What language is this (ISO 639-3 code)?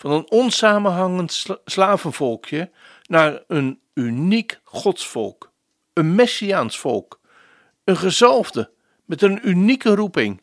nld